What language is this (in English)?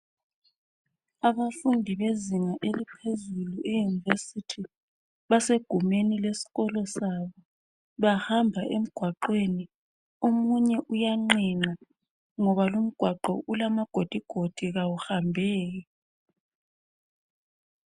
North Ndebele